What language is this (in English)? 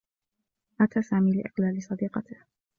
Arabic